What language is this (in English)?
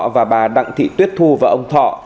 Vietnamese